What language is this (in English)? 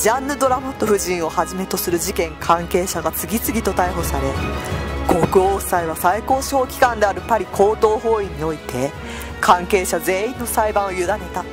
Japanese